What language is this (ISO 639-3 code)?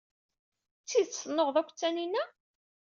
kab